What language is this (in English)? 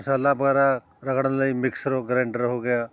Punjabi